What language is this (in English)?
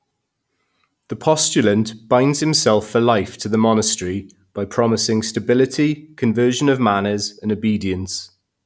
English